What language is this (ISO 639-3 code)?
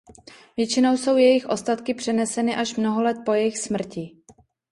ces